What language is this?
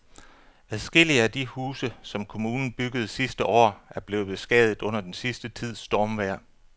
Danish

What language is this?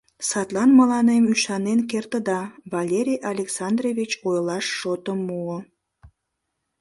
Mari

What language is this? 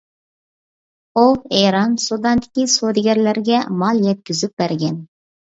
Uyghur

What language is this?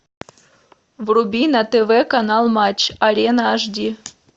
Russian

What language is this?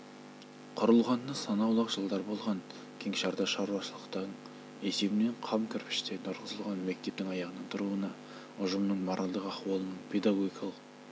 Kazakh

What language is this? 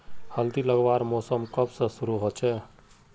Magahi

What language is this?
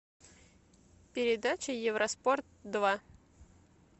Russian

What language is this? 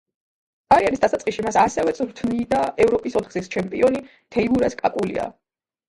Georgian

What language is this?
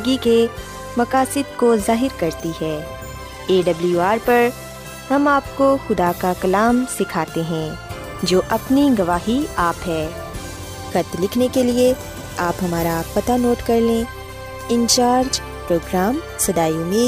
Urdu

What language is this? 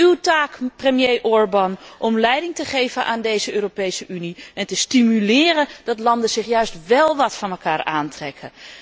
Dutch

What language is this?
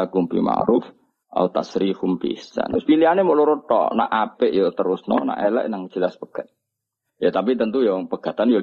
Malay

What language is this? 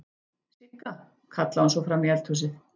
Icelandic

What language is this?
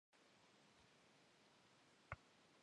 Kabardian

